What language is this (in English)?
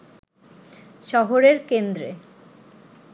Bangla